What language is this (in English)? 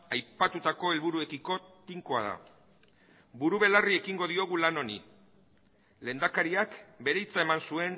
Basque